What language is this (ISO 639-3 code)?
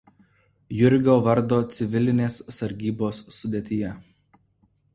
lit